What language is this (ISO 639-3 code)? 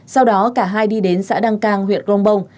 vie